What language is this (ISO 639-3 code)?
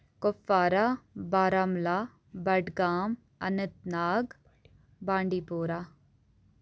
kas